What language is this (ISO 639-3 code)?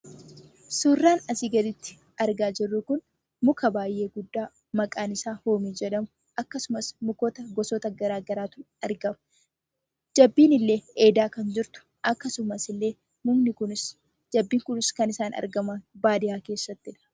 orm